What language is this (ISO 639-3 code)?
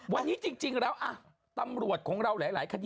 tha